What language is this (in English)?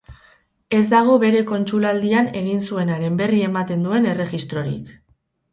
Basque